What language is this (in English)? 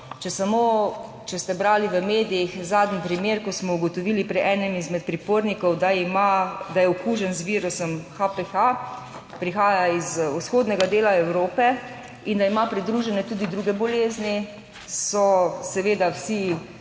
Slovenian